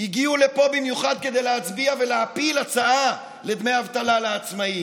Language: Hebrew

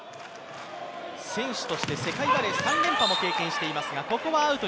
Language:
Japanese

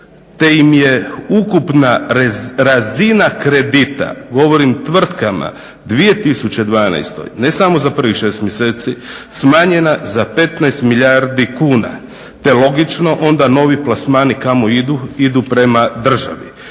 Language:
Croatian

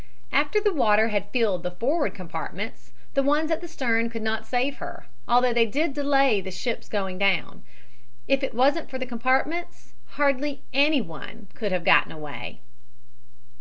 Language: English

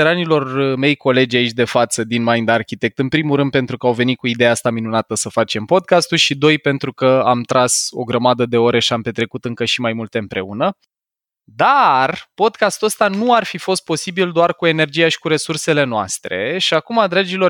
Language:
Romanian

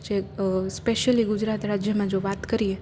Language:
Gujarati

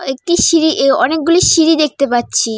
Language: Bangla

